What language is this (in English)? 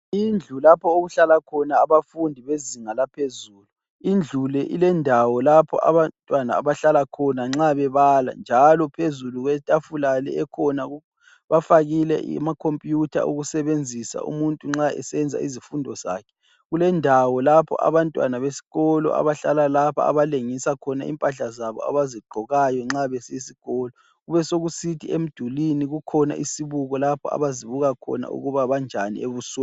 North Ndebele